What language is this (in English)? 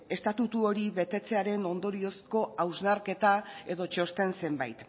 Basque